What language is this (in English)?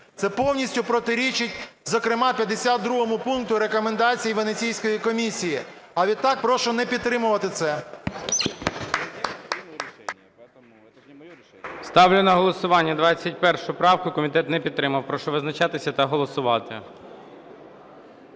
Ukrainian